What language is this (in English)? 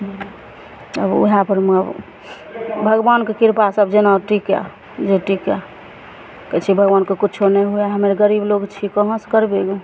Maithili